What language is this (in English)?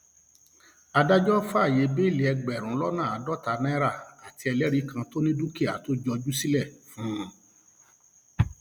Yoruba